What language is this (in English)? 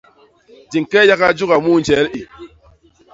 Basaa